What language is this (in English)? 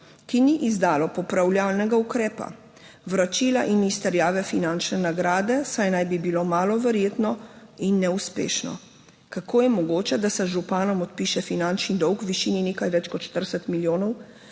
Slovenian